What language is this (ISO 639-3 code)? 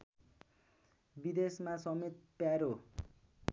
nep